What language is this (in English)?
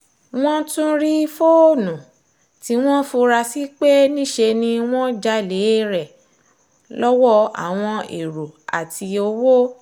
Yoruba